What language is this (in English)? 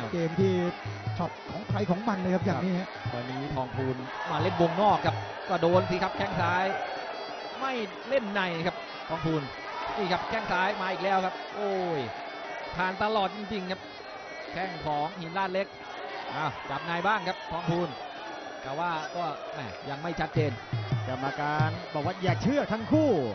Thai